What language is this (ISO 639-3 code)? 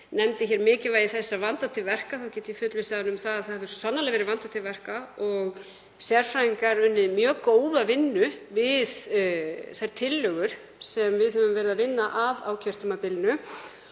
isl